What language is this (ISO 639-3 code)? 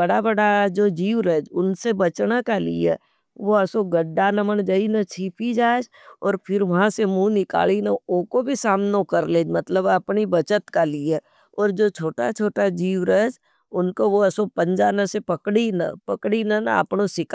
noe